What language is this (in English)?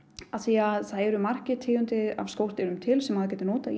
Icelandic